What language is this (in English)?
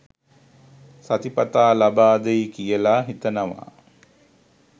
Sinhala